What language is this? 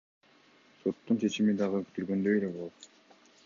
Kyrgyz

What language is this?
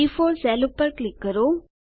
Gujarati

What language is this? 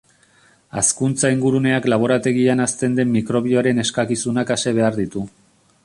Basque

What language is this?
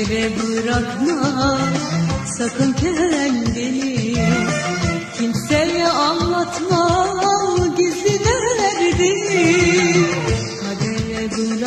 Arabic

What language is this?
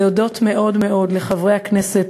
Hebrew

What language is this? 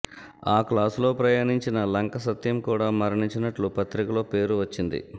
Telugu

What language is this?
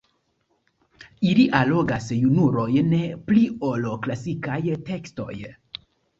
Esperanto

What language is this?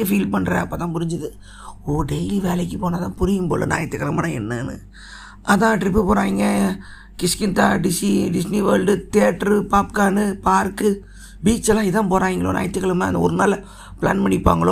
Tamil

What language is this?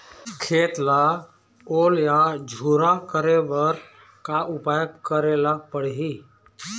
Chhattisgarhi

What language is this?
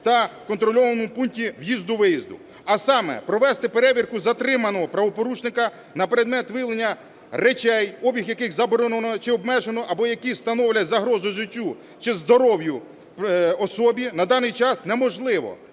Ukrainian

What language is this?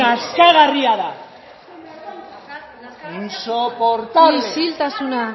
Basque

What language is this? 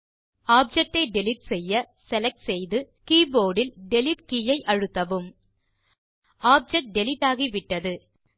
Tamil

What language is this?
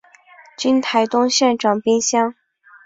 Chinese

